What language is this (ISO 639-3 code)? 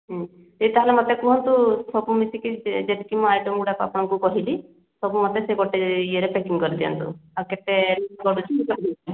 ori